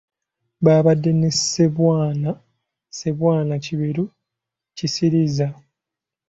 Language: Ganda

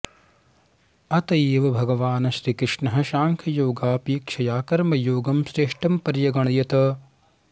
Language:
Sanskrit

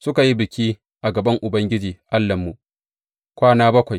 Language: Hausa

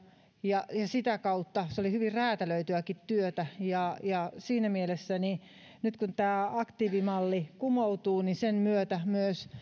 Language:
Finnish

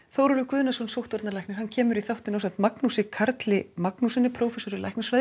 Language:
Icelandic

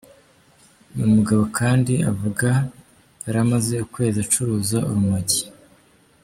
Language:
Kinyarwanda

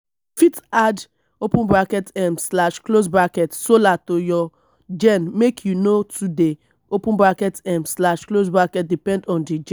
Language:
Nigerian Pidgin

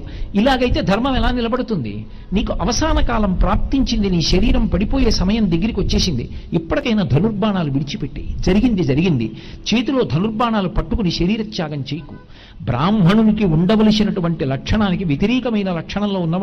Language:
Telugu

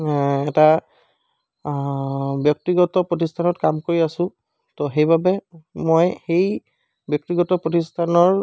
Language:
Assamese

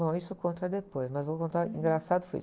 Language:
Portuguese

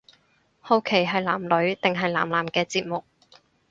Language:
Cantonese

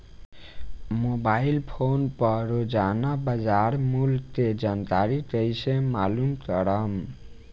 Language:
Bhojpuri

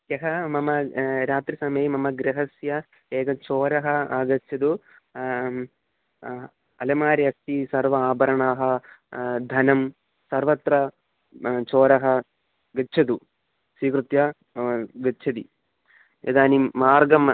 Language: Sanskrit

